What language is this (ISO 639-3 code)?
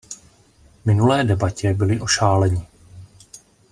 ces